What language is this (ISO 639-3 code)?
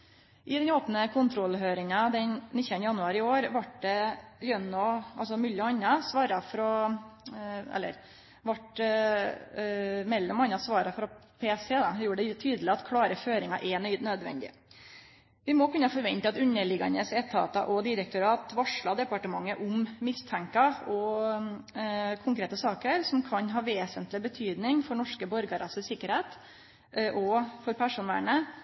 nno